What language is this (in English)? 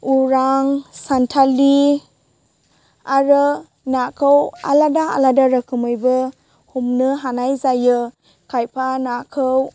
Bodo